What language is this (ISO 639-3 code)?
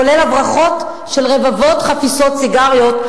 heb